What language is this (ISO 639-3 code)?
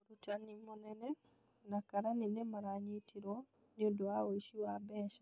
kik